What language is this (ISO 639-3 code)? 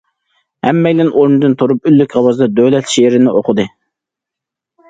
uig